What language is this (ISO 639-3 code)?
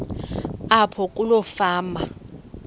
xho